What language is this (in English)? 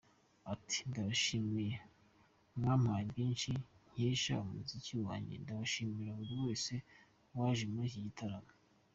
Kinyarwanda